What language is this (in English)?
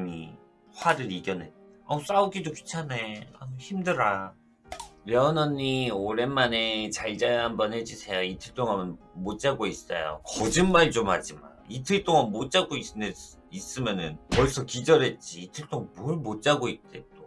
Korean